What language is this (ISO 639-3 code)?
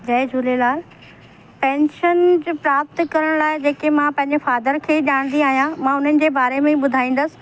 snd